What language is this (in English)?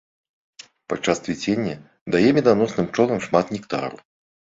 Belarusian